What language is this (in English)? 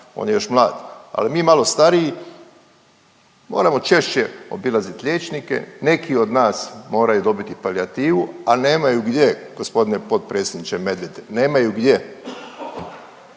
Croatian